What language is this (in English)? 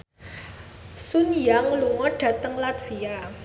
Javanese